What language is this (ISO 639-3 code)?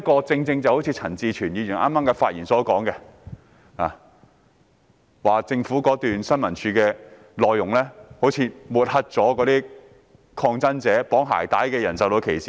yue